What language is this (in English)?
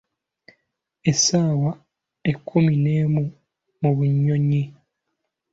Ganda